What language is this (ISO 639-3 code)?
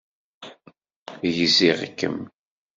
kab